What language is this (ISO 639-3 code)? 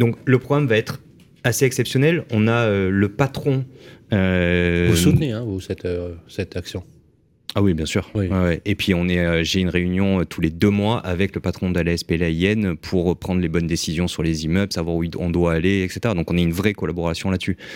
fra